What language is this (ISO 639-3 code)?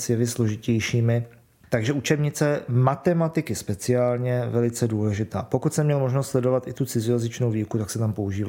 ces